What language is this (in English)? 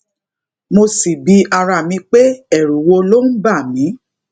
Yoruba